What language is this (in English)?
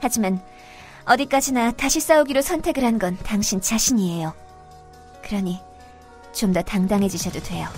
Korean